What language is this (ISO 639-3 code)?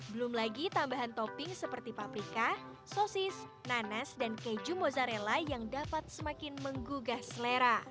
ind